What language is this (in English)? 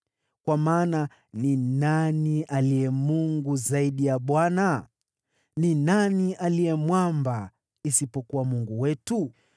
Swahili